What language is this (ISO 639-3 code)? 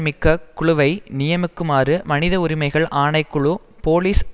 tam